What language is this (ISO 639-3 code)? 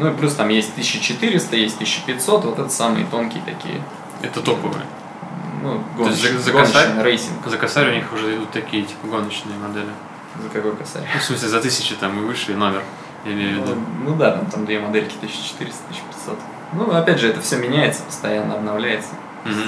rus